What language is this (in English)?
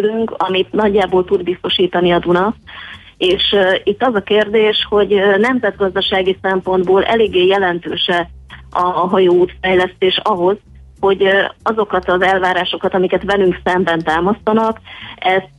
Hungarian